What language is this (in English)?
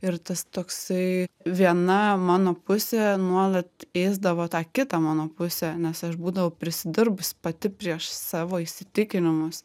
Lithuanian